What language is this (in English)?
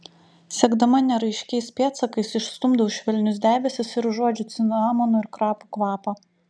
Lithuanian